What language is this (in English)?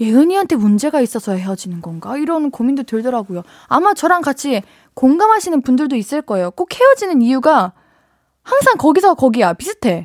Korean